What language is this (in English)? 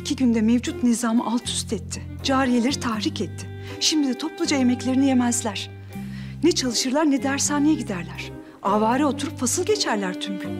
Turkish